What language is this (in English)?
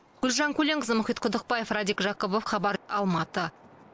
Kazakh